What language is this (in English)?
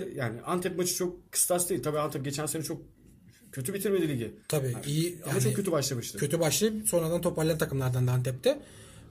Turkish